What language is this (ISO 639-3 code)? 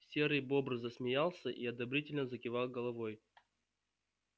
rus